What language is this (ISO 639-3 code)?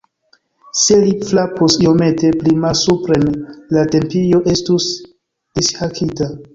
epo